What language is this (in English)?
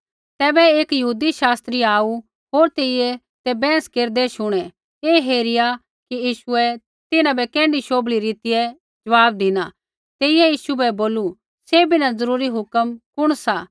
Kullu Pahari